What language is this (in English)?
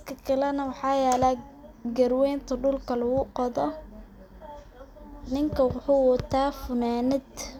Somali